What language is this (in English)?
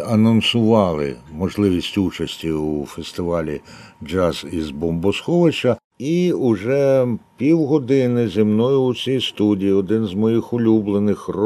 Ukrainian